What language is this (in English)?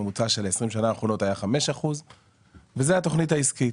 Hebrew